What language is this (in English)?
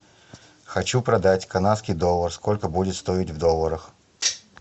Russian